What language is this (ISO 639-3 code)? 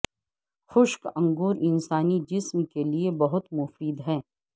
urd